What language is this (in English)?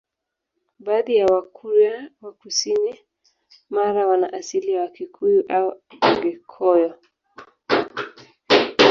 Swahili